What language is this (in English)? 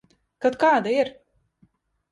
Latvian